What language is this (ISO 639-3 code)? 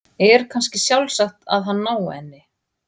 isl